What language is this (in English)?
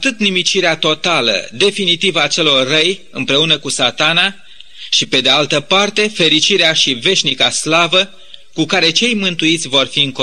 Romanian